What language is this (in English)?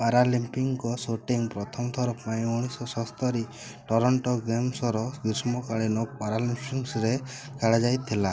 Odia